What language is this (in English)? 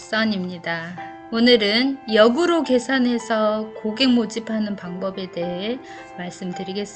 Korean